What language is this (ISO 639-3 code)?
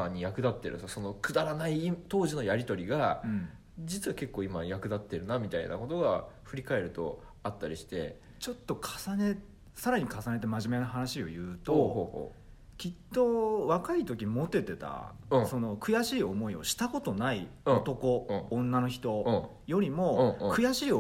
jpn